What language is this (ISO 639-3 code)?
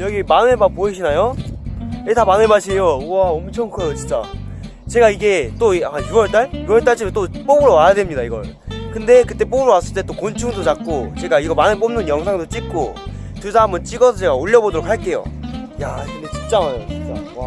kor